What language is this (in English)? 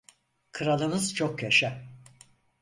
Turkish